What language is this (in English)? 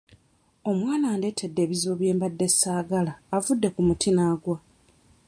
Ganda